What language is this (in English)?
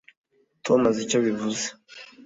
Kinyarwanda